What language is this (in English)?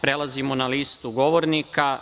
Serbian